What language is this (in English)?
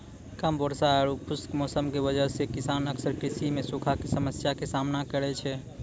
Maithili